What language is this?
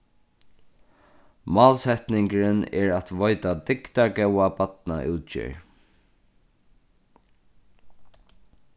Faroese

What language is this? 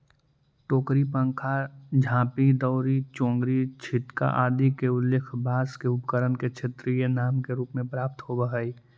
Magahi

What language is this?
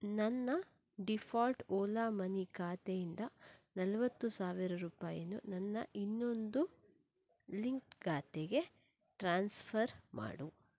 Kannada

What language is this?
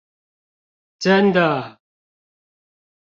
Chinese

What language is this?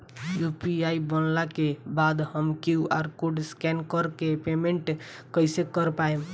Bhojpuri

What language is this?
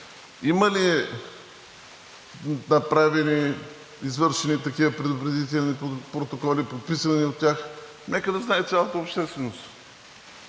Bulgarian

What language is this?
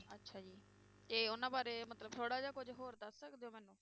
Punjabi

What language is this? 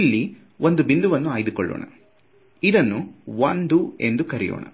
Kannada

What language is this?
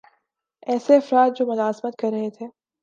Urdu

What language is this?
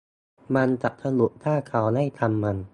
Thai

